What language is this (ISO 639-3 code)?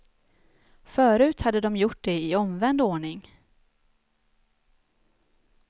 swe